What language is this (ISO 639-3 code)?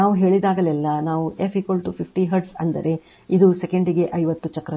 kan